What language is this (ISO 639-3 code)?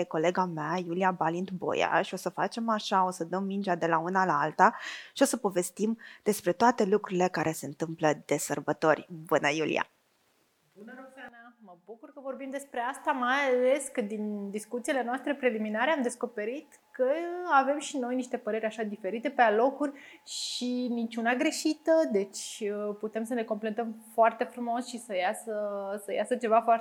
ron